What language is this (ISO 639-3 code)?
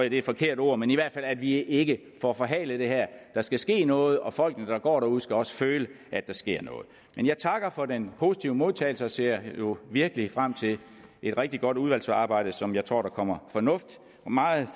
dan